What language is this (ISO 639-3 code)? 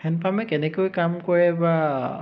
asm